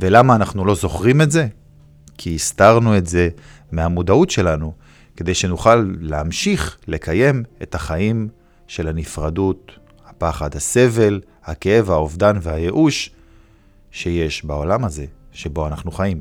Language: Hebrew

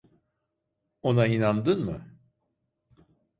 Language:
Turkish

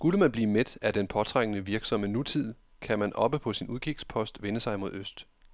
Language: Danish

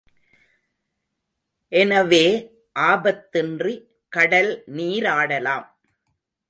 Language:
Tamil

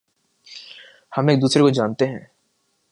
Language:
Urdu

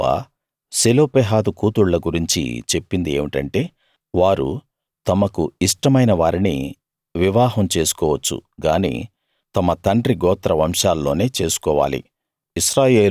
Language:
Telugu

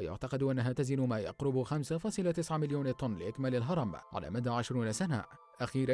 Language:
Arabic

